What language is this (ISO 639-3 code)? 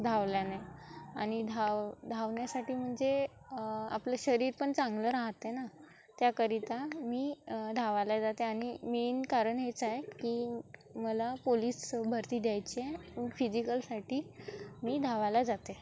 mar